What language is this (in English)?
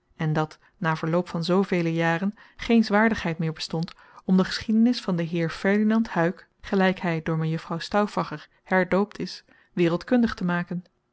Dutch